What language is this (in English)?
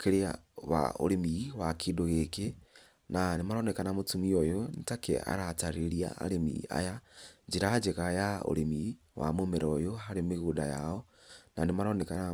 Kikuyu